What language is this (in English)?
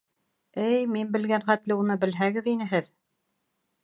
Bashkir